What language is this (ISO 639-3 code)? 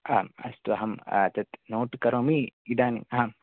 san